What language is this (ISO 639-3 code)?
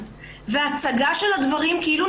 heb